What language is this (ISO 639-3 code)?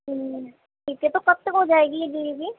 urd